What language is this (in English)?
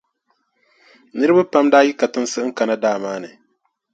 Dagbani